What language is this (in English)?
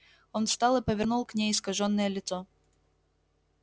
Russian